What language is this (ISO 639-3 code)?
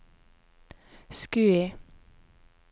nor